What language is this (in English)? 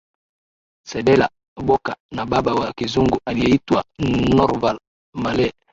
Swahili